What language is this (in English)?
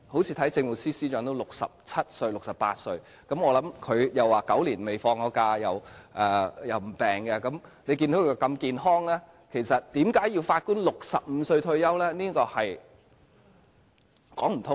Cantonese